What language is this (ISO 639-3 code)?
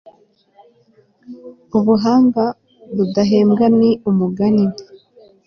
kin